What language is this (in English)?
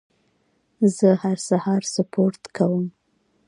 Pashto